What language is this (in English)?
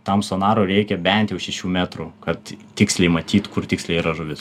Lithuanian